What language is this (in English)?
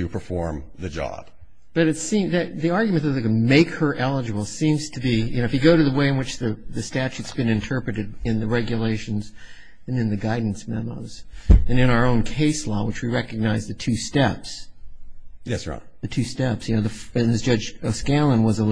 English